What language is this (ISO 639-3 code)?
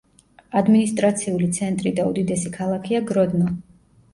kat